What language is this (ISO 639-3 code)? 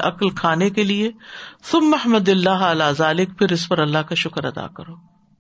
urd